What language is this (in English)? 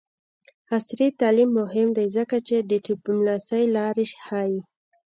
Pashto